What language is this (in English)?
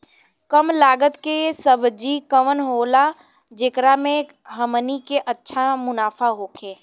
Bhojpuri